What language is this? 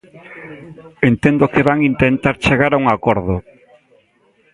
Galician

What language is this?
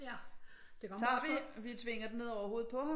Danish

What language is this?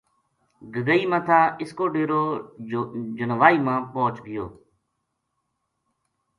Gujari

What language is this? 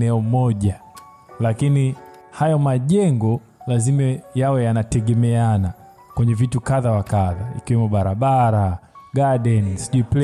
Swahili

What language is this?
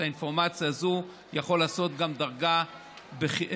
Hebrew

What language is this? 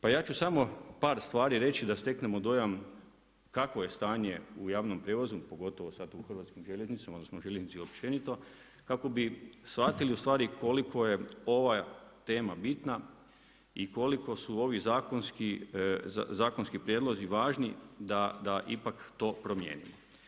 Croatian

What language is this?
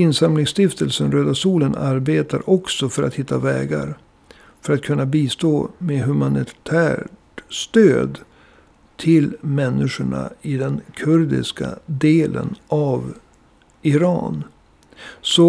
Swedish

